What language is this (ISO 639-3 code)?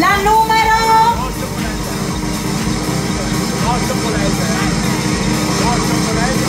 ita